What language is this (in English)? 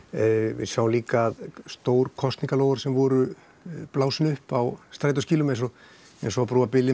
Icelandic